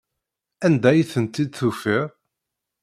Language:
Kabyle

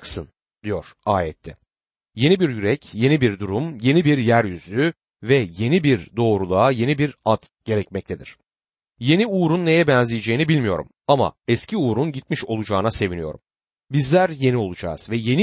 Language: Turkish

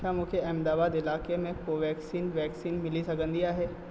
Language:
Sindhi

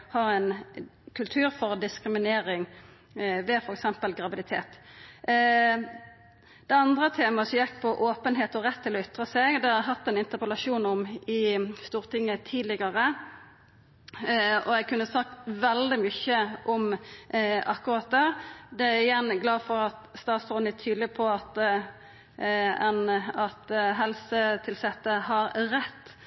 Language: Norwegian Nynorsk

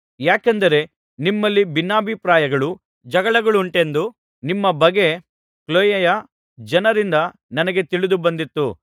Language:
Kannada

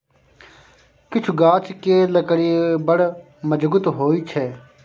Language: Maithili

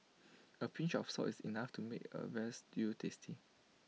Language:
English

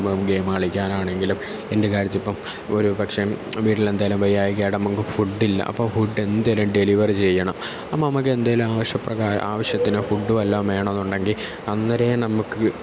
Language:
Malayalam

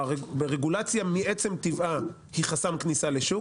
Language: Hebrew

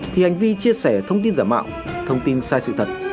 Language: Vietnamese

